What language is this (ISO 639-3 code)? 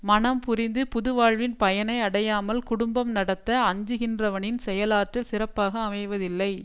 tam